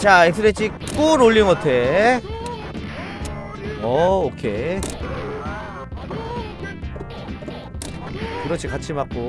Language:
Korean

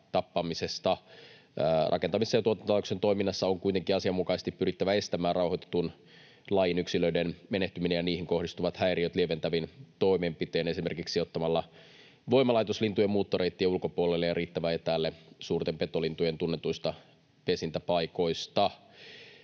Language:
Finnish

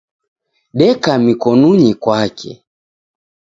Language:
Taita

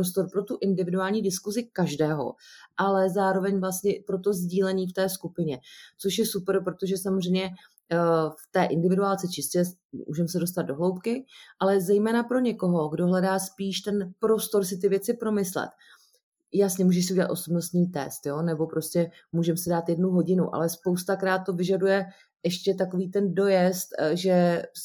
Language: Czech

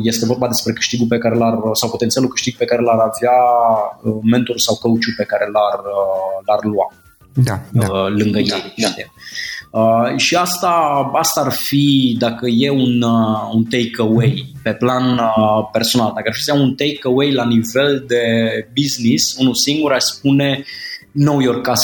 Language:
Romanian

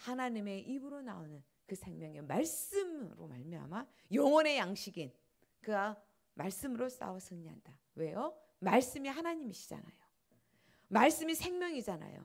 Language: Korean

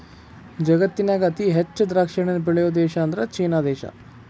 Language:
Kannada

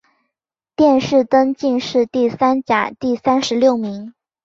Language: Chinese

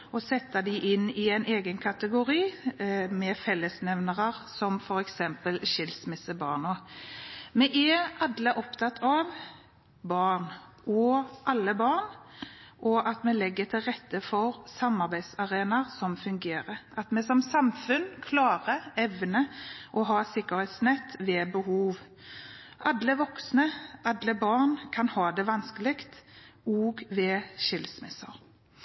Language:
Norwegian Bokmål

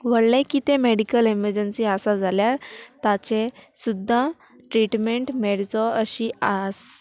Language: Konkani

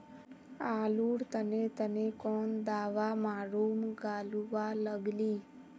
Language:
Magahi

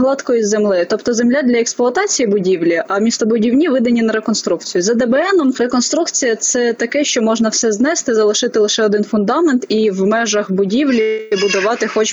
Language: Ukrainian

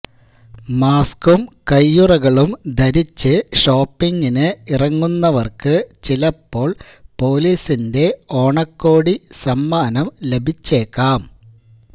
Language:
Malayalam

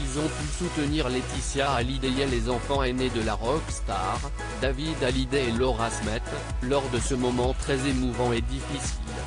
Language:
French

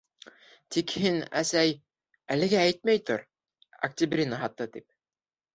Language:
Bashkir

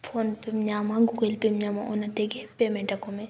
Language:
Santali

